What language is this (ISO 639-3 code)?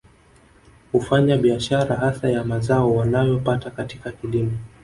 swa